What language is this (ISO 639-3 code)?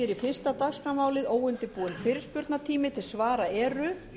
isl